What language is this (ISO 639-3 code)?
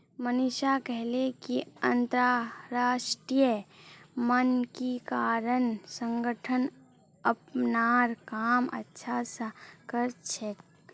mag